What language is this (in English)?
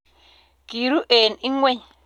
Kalenjin